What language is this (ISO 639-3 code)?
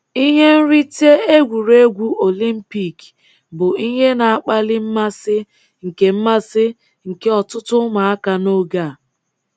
ibo